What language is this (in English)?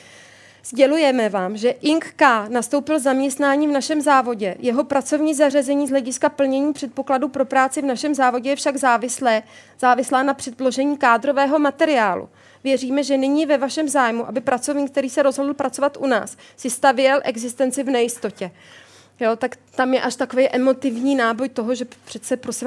Czech